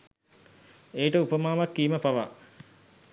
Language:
Sinhala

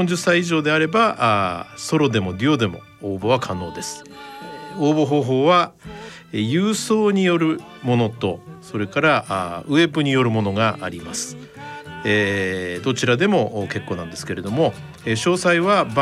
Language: Japanese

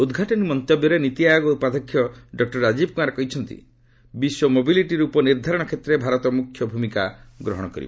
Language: Odia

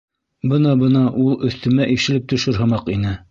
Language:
Bashkir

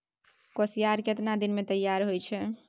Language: Maithili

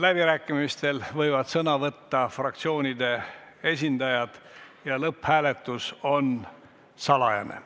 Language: Estonian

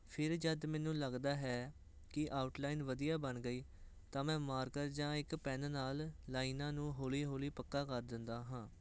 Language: Punjabi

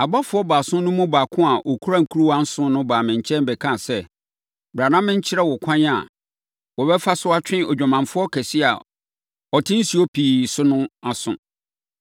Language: Akan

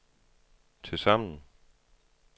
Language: Danish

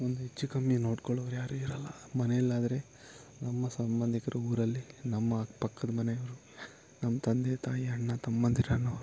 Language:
Kannada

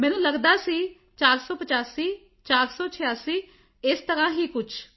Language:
Punjabi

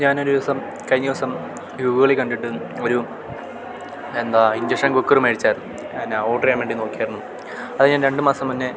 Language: Malayalam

